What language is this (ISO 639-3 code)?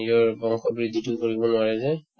asm